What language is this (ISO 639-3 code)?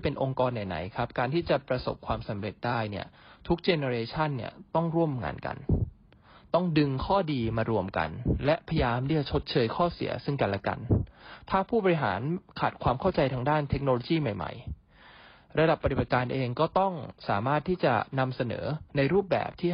tha